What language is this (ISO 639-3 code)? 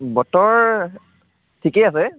asm